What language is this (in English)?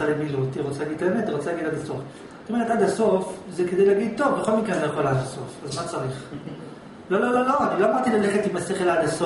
Hebrew